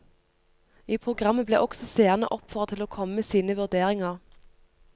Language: Norwegian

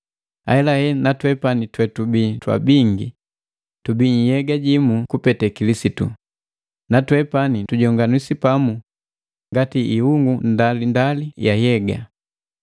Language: Matengo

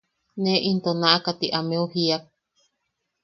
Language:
Yaqui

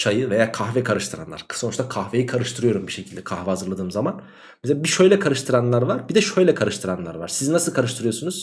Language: Turkish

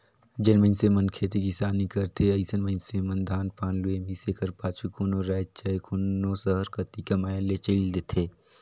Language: Chhattisgarhi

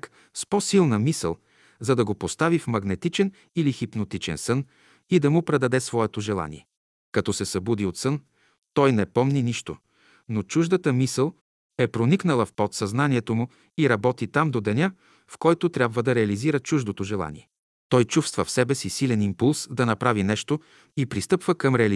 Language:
Bulgarian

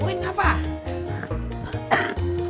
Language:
Indonesian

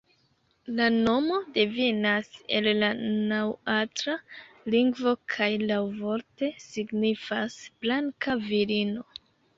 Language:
Esperanto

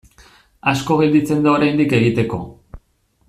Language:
Basque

